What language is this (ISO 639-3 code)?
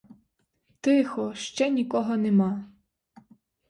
ukr